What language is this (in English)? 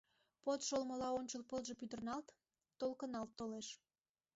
Mari